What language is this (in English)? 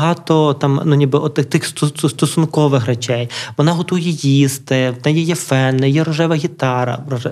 Ukrainian